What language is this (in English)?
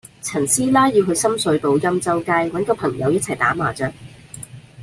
Cantonese